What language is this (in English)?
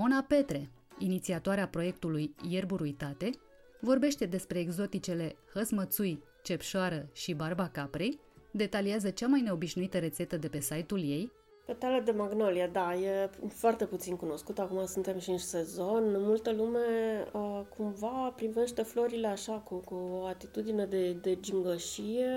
Romanian